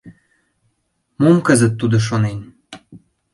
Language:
Mari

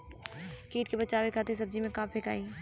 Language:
Bhojpuri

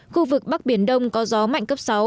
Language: Vietnamese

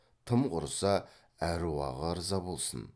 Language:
Kazakh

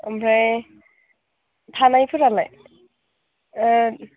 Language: Bodo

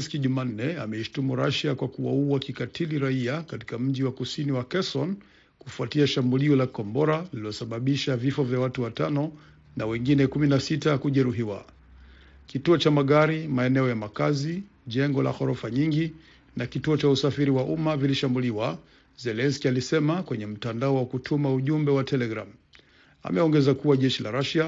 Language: Swahili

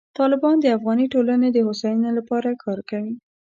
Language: Pashto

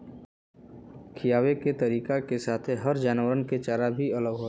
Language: Bhojpuri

